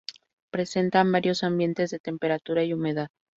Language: Spanish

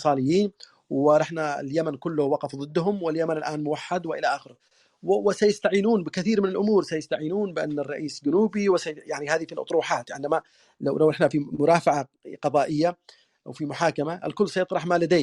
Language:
Arabic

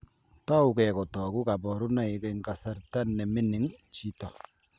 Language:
Kalenjin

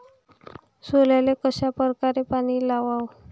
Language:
Marathi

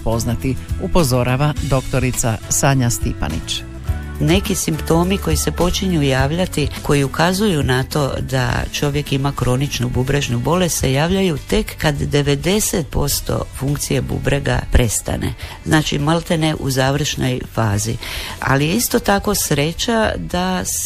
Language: Croatian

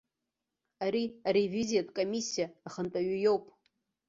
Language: Abkhazian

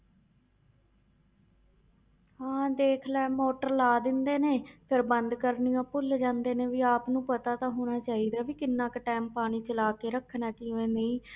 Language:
Punjabi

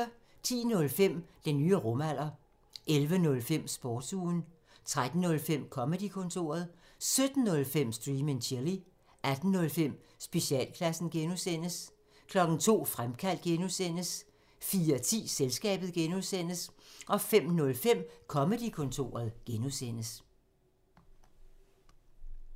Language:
Danish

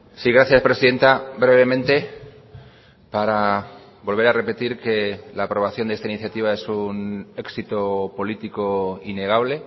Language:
Spanish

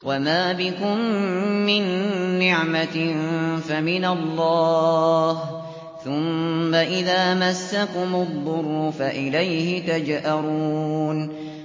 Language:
Arabic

